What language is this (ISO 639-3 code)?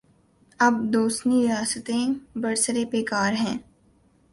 urd